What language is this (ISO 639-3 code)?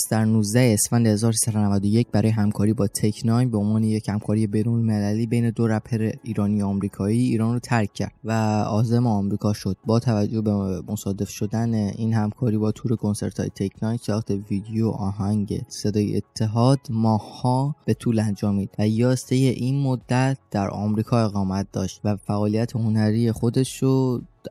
fas